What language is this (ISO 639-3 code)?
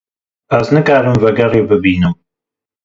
kur